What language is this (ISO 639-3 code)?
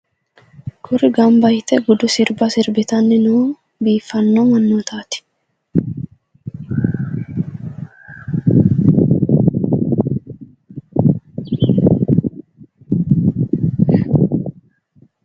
sid